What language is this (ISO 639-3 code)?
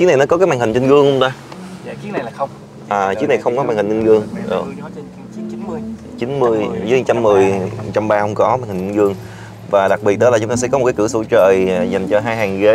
vie